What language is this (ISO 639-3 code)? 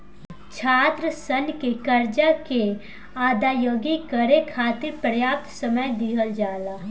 bho